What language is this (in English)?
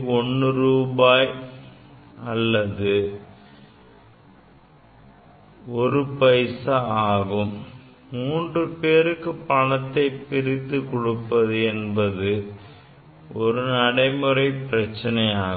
Tamil